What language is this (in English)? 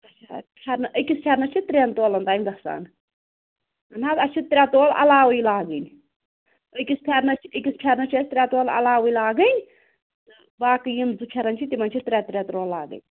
Kashmiri